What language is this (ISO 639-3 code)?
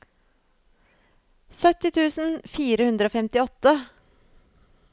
nor